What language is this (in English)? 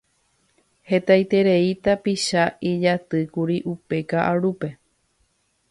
Guarani